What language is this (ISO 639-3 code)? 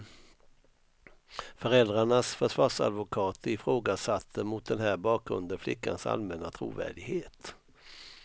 swe